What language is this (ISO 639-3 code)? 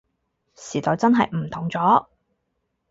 yue